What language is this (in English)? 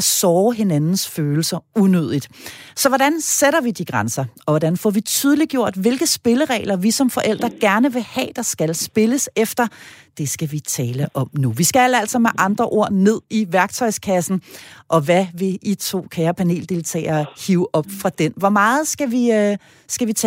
Danish